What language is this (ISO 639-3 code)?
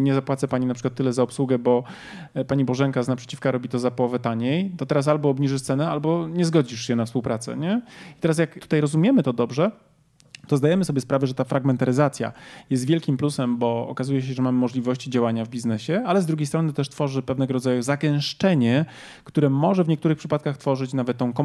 pol